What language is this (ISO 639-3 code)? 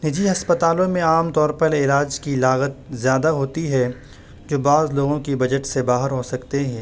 urd